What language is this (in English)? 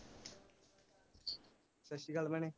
Punjabi